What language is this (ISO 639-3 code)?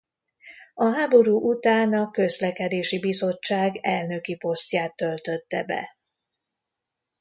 hun